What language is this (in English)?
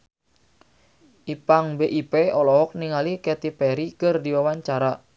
Sundanese